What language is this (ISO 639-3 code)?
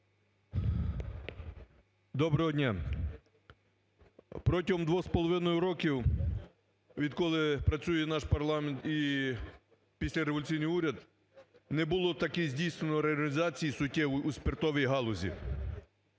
ukr